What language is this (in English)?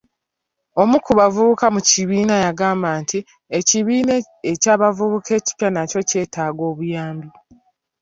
Ganda